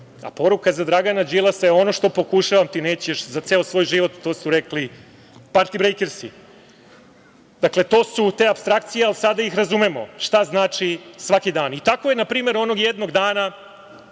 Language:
Serbian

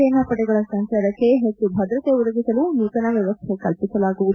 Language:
Kannada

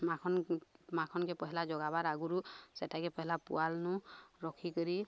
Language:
Odia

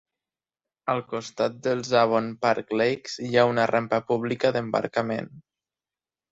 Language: Catalan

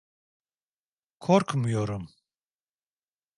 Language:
Turkish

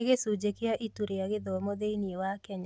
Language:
Kikuyu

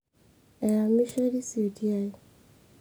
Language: Masai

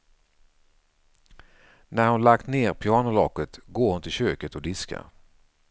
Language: Swedish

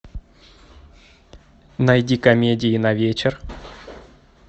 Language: Russian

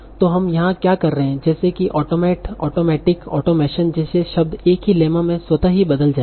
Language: Hindi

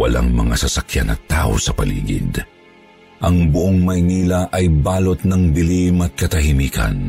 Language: Filipino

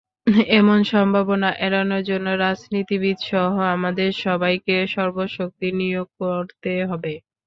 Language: Bangla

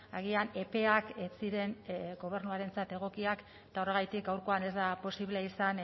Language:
Basque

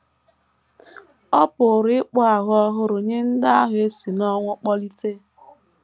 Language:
Igbo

